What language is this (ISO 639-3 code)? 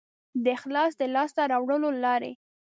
pus